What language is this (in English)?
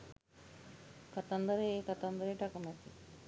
Sinhala